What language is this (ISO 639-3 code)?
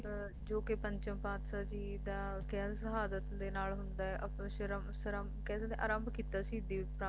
pan